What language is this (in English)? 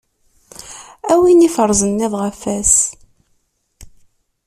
Kabyle